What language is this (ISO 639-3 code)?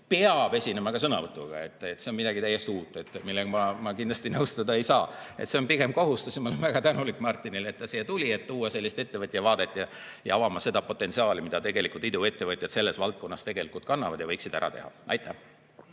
est